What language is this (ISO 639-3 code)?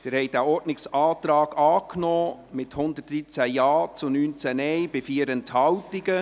gsw